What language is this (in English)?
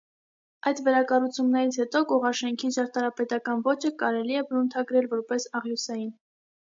Armenian